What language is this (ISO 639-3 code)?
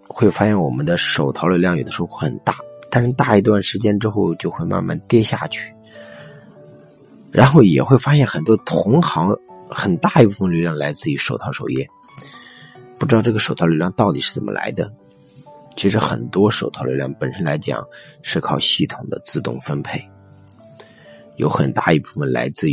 zho